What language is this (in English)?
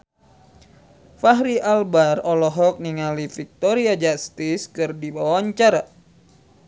Sundanese